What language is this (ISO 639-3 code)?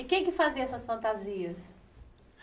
por